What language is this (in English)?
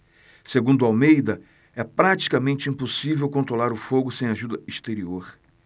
Portuguese